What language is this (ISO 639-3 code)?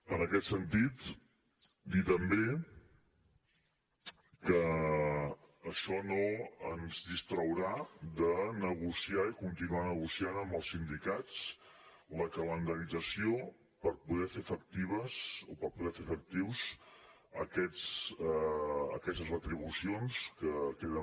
cat